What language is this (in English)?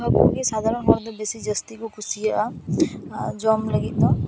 Santali